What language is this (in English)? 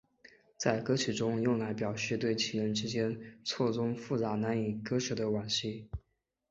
Chinese